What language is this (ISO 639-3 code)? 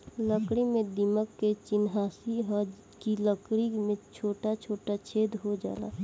bho